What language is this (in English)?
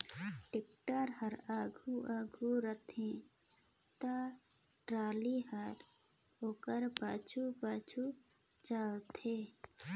Chhattisgarhi